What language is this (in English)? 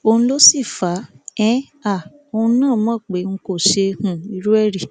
Yoruba